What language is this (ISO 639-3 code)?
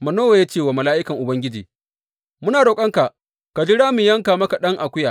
hau